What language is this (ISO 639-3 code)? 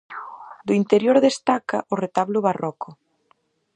glg